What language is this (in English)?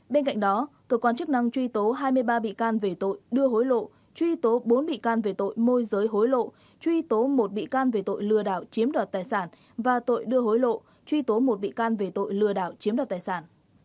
Vietnamese